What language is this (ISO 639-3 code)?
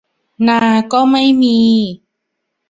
tha